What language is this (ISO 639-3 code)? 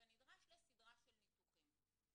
heb